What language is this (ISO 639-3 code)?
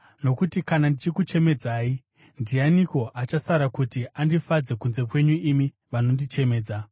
sna